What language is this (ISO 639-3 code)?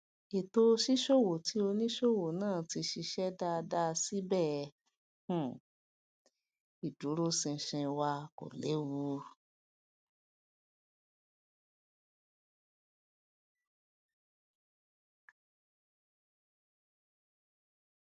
yor